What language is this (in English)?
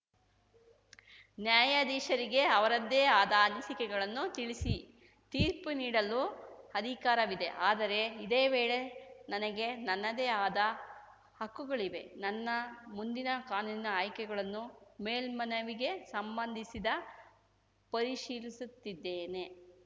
Kannada